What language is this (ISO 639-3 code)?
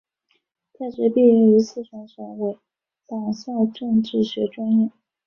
zho